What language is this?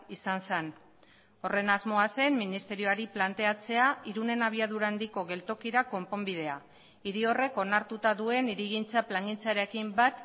Basque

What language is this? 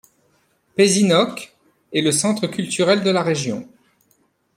French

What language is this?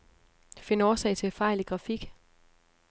Danish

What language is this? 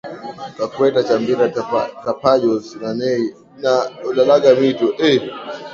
Swahili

